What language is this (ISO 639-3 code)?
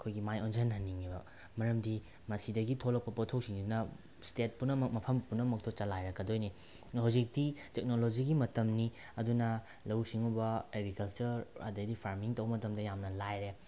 mni